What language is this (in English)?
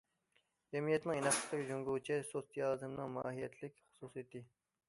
Uyghur